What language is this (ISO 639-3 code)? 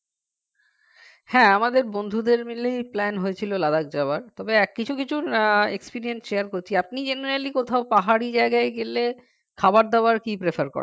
ben